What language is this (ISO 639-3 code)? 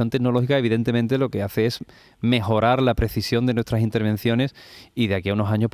spa